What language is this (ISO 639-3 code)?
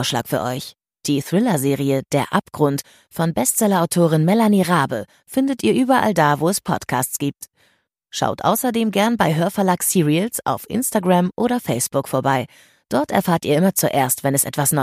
deu